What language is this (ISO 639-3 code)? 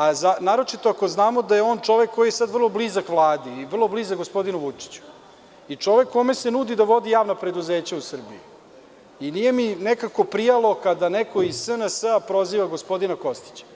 srp